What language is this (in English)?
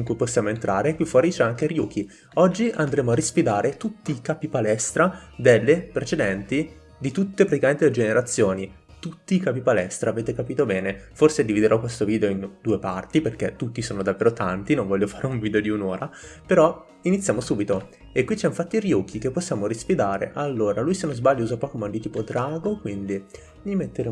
Italian